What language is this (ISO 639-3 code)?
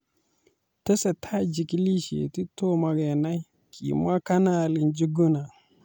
kln